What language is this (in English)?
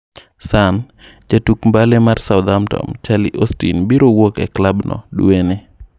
Luo (Kenya and Tanzania)